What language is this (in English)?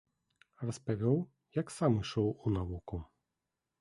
Belarusian